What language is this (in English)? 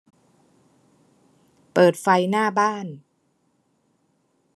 Thai